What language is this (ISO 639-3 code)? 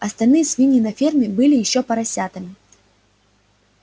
rus